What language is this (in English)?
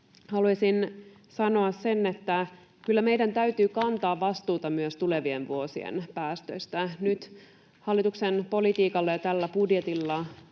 Finnish